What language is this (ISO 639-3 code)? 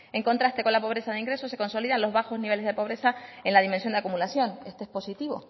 spa